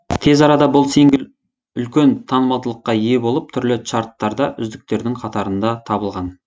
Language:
Kazakh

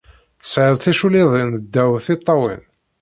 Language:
Kabyle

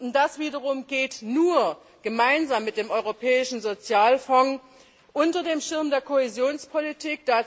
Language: German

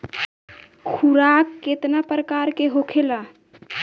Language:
Bhojpuri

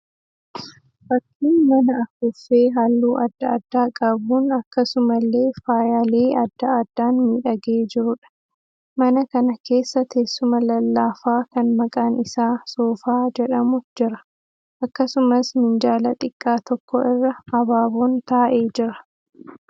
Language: Oromo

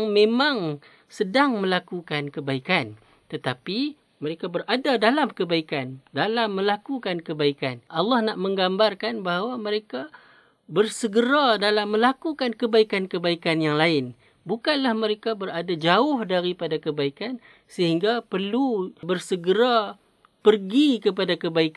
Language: Malay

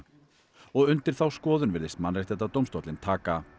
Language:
Icelandic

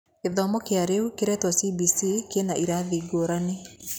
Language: Kikuyu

